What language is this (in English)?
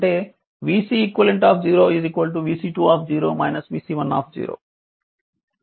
Telugu